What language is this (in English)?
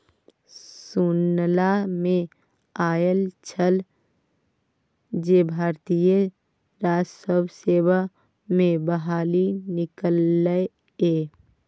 Maithili